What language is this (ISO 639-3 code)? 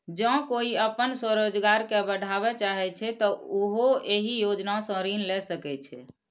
mai